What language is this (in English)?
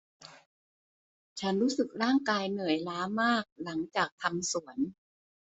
Thai